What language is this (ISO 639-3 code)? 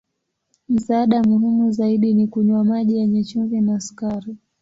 swa